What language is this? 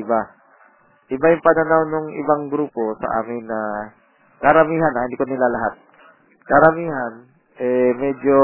Filipino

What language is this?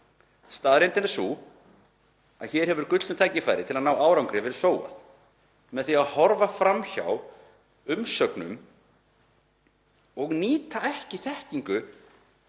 Icelandic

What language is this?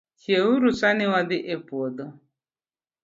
Luo (Kenya and Tanzania)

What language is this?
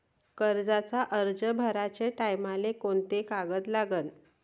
Marathi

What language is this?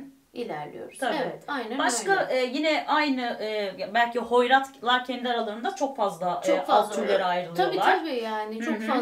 Turkish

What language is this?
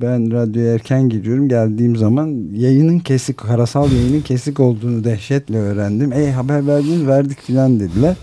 Turkish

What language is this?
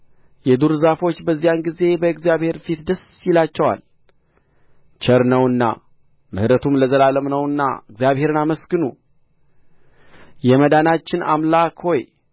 Amharic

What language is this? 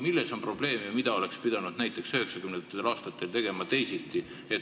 Estonian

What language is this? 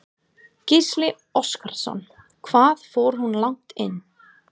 Icelandic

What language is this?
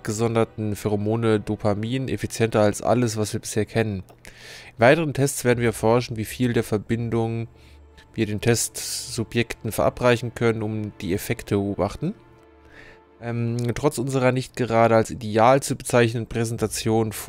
German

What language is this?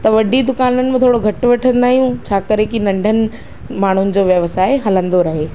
Sindhi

